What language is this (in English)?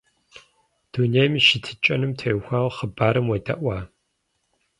Kabardian